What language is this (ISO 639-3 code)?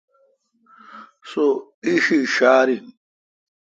xka